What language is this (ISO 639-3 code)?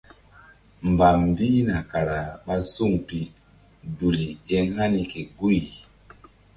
mdd